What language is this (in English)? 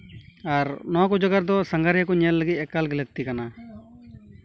Santali